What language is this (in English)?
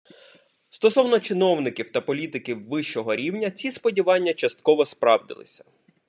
Ukrainian